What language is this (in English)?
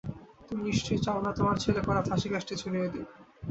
Bangla